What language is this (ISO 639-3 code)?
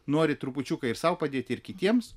lit